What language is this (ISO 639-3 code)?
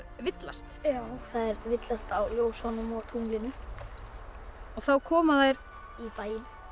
isl